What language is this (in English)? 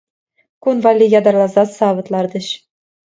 Chuvash